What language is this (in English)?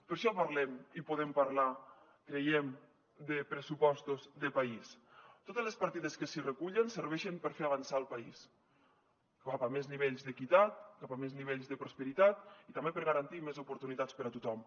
Catalan